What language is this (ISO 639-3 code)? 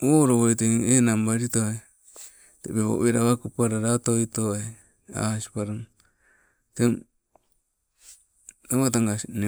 nco